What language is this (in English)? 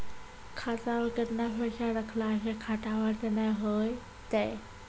Maithili